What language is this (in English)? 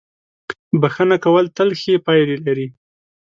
Pashto